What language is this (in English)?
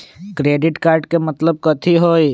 Magahi